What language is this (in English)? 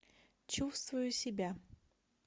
Russian